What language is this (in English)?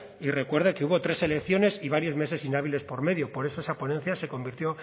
Spanish